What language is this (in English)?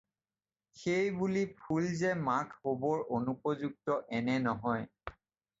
Assamese